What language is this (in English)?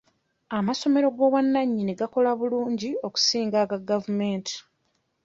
Ganda